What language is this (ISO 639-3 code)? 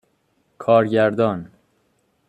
fas